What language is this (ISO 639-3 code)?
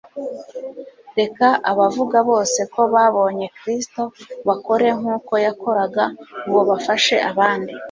kin